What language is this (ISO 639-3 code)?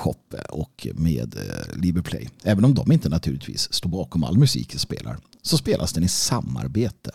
swe